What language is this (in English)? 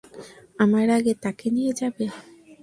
Bangla